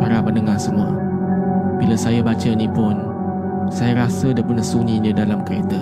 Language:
Malay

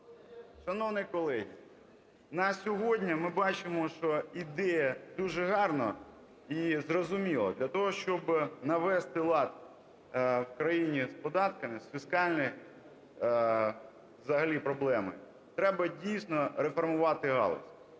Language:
Ukrainian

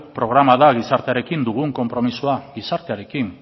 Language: Basque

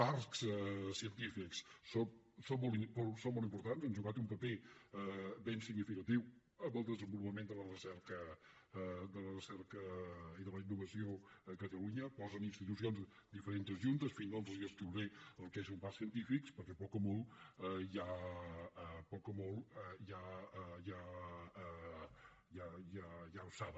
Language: Catalan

